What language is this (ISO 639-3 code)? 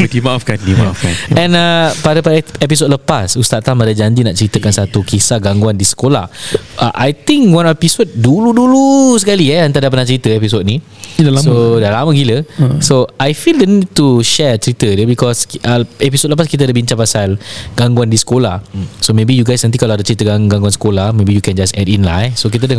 msa